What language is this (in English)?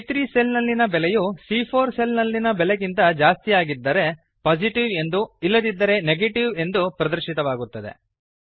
Kannada